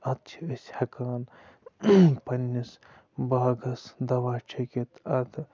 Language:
Kashmiri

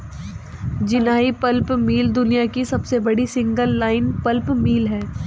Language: Hindi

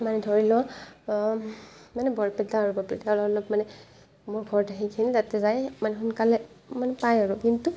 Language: Assamese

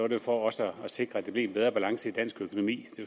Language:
Danish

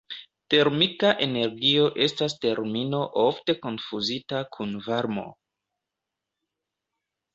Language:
Esperanto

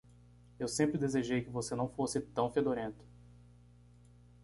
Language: Portuguese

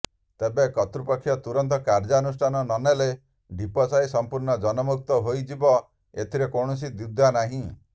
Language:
Odia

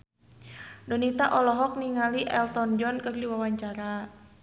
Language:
Sundanese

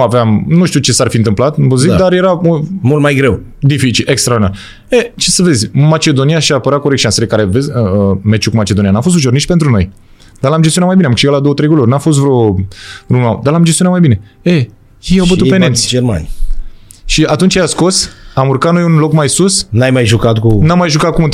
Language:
Romanian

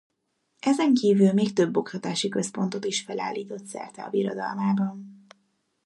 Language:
Hungarian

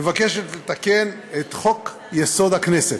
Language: Hebrew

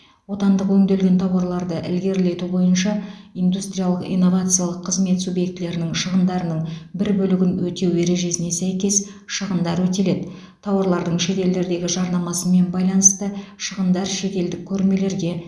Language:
Kazakh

